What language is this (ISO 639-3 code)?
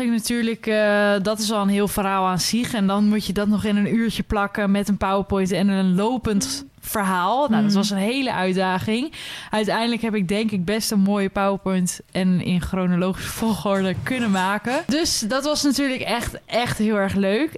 nld